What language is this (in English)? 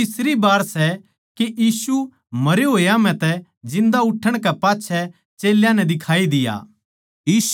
Haryanvi